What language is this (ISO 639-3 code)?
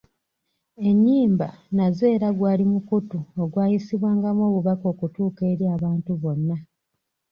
lug